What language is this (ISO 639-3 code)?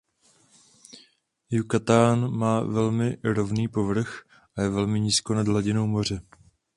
ces